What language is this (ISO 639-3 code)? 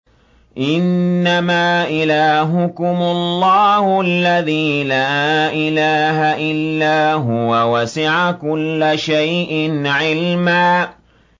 ara